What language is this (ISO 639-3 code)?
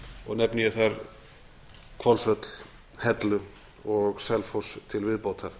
isl